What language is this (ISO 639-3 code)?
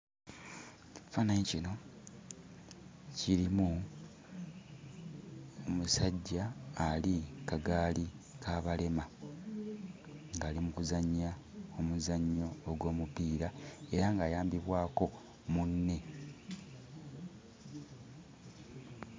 lug